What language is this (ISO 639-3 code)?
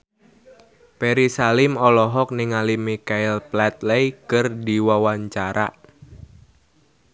sun